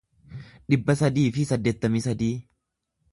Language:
Oromo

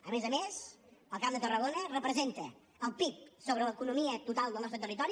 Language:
Catalan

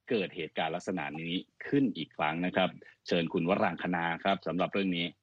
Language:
Thai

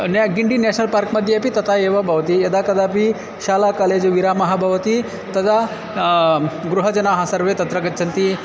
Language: Sanskrit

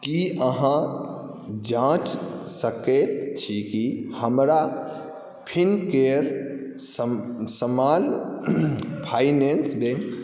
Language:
Maithili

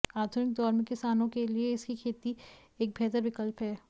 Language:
Hindi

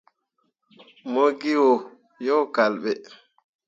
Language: Mundang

